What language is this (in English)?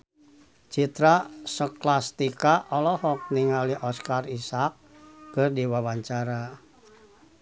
Sundanese